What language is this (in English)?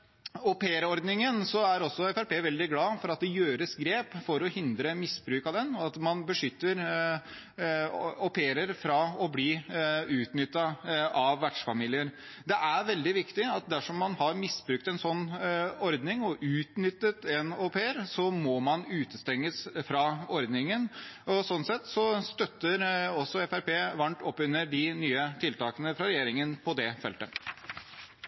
Norwegian Bokmål